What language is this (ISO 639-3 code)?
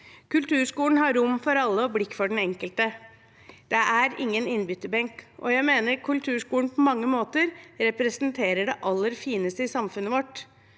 nor